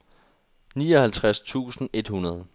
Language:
Danish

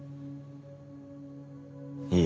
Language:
Japanese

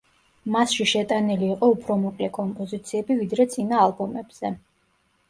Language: Georgian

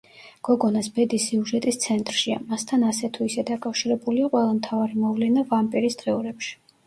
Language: Georgian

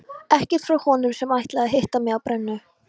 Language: Icelandic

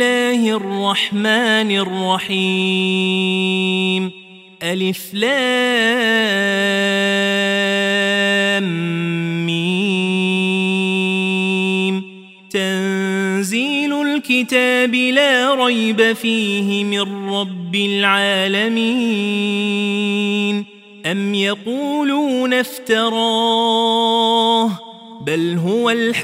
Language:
Arabic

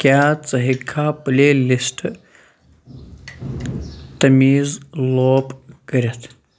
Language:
Kashmiri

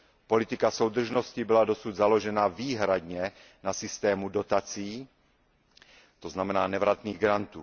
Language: Czech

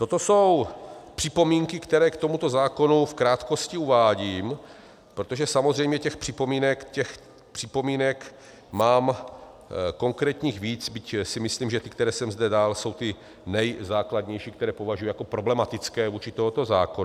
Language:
Czech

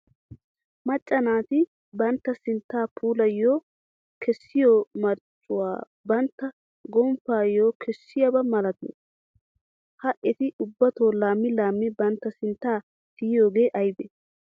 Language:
Wolaytta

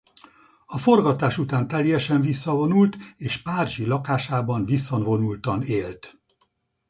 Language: Hungarian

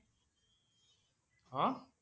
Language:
Assamese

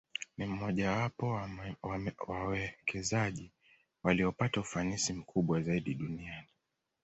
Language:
Swahili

